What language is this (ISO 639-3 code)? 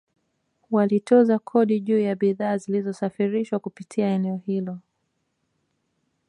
swa